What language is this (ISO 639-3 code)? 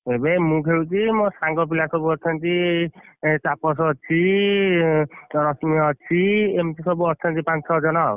ori